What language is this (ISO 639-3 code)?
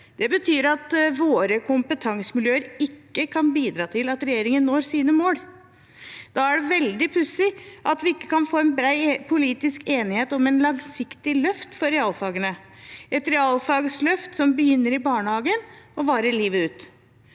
nor